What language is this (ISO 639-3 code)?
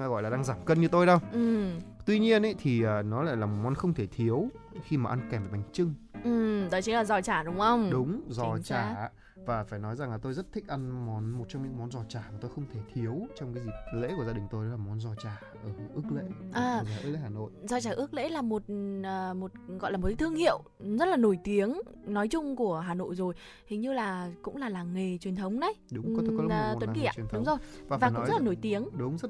vie